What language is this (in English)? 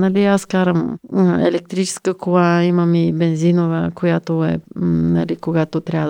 Bulgarian